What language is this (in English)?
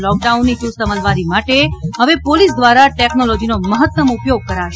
Gujarati